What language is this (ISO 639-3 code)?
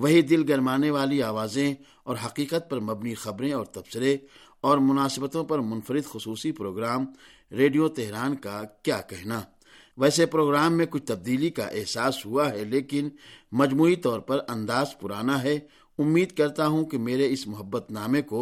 urd